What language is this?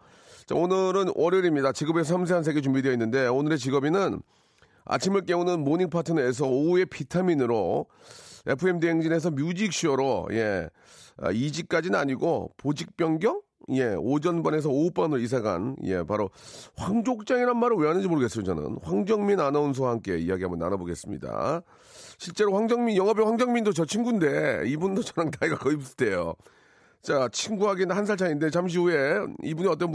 Korean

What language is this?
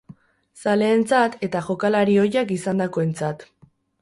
Basque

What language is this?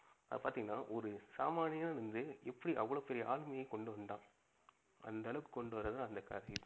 Tamil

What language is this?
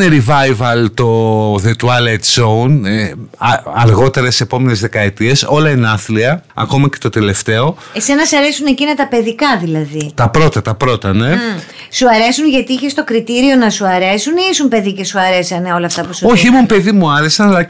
Greek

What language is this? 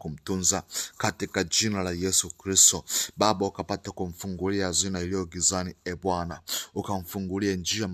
Swahili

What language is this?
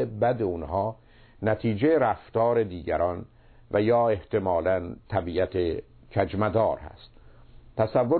Persian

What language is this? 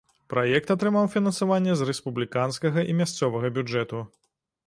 Belarusian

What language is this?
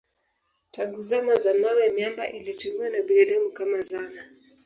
Swahili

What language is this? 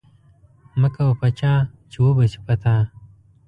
Pashto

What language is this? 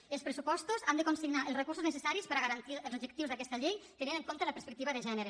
Catalan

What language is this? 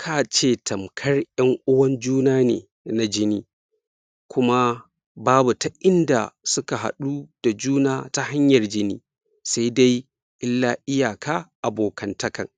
Hausa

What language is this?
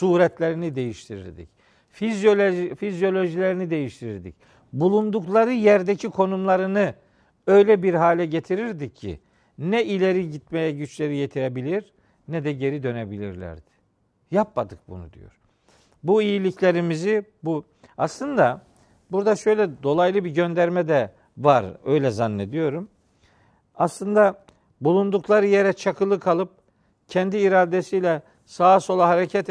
Turkish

